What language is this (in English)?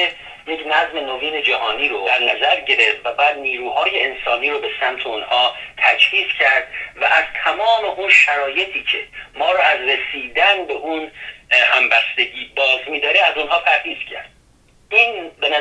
Persian